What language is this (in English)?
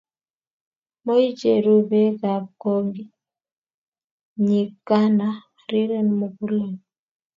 Kalenjin